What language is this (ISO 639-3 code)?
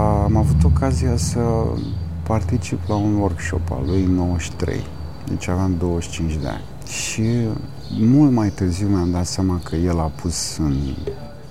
ron